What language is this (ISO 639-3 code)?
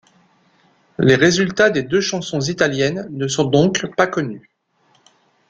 fra